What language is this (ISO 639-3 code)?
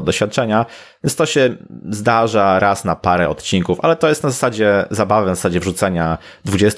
pol